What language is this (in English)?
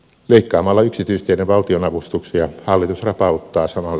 Finnish